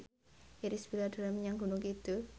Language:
Javanese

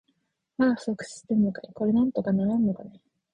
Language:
Japanese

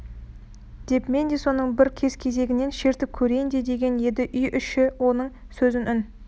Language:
Kazakh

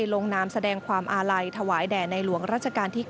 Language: Thai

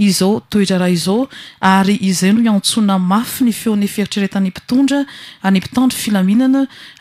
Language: Dutch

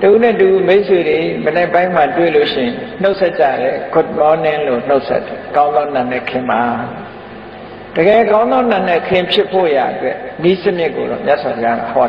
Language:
Thai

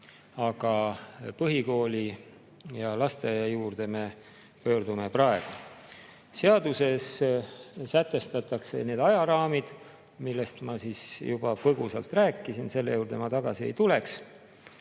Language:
Estonian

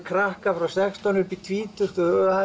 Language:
Icelandic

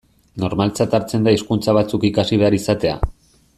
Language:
Basque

